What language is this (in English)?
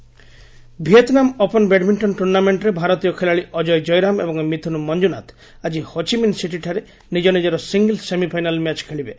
Odia